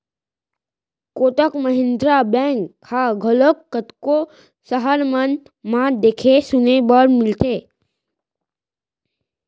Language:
Chhattisgarhi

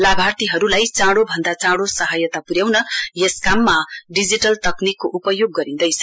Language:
Nepali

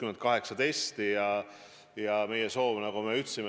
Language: Estonian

